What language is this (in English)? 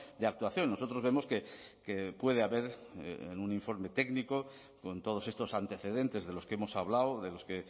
Spanish